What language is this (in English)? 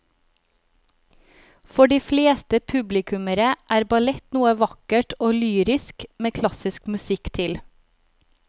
Norwegian